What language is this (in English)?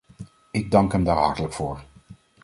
Dutch